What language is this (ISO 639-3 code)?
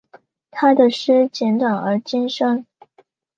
zho